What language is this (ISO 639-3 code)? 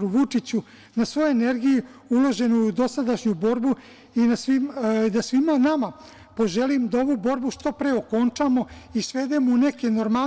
srp